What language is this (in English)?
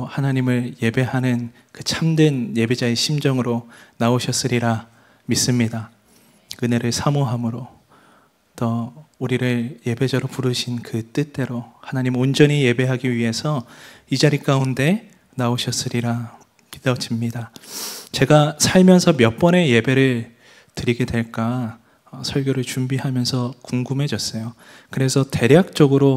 Korean